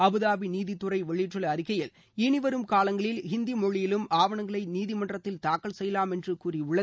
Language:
Tamil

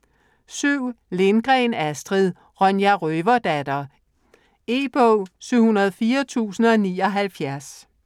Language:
Danish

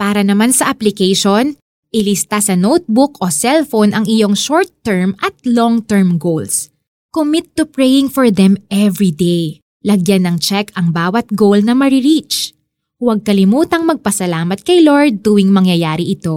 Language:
Filipino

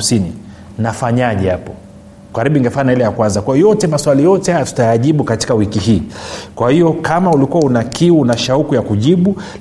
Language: Swahili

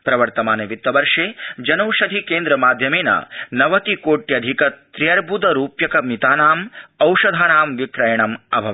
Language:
Sanskrit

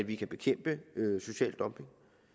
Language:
Danish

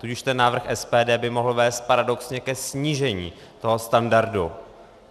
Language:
Czech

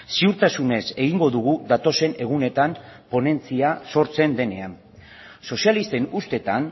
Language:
Basque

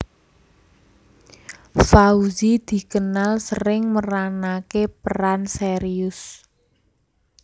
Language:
Javanese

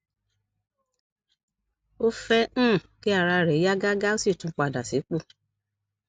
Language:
Yoruba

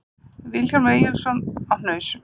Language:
Icelandic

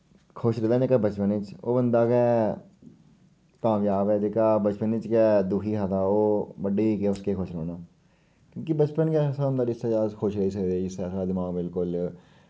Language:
Dogri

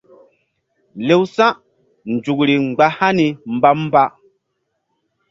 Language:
Mbum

